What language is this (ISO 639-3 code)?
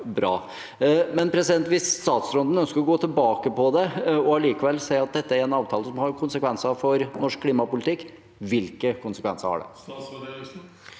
nor